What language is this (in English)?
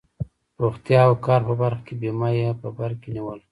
Pashto